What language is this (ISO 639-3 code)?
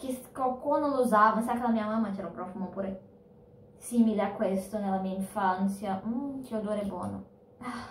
ita